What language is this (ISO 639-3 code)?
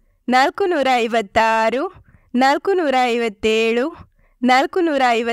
kan